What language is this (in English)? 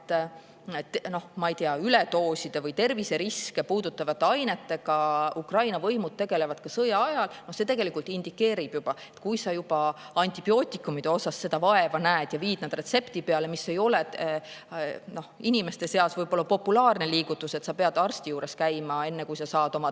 Estonian